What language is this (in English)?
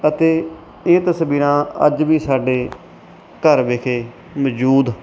Punjabi